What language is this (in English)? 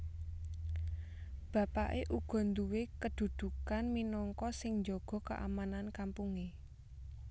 Javanese